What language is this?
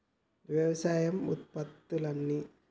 Telugu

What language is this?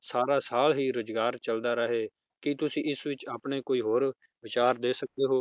Punjabi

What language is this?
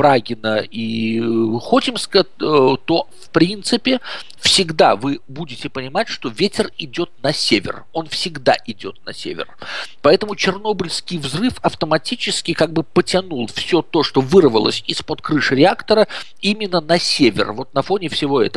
Russian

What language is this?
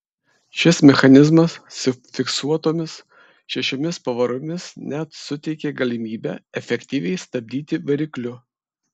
Lithuanian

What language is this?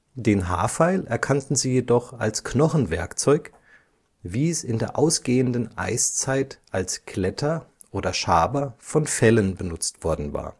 German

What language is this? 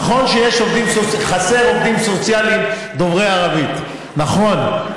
Hebrew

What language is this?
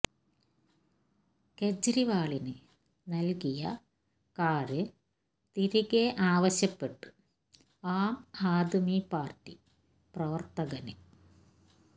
Malayalam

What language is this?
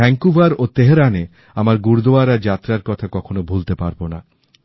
Bangla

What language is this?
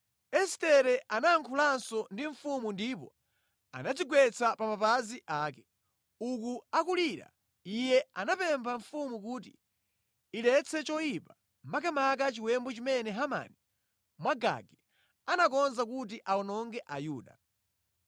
Nyanja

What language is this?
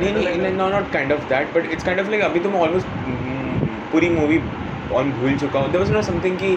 Hindi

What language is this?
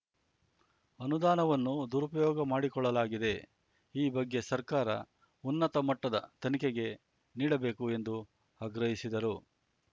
Kannada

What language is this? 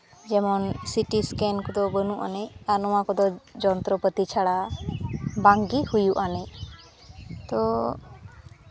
Santali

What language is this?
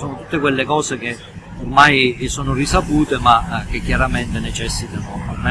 Italian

